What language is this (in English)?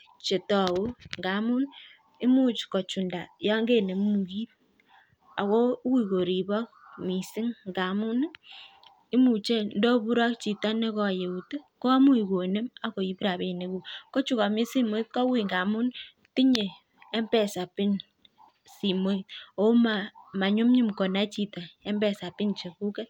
Kalenjin